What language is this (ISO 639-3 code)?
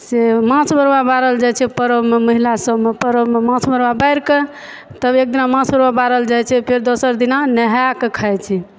mai